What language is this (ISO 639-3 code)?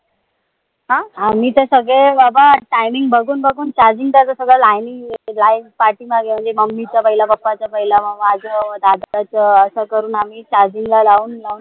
mar